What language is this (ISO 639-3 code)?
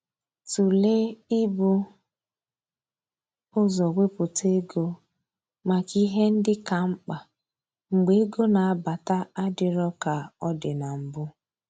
ibo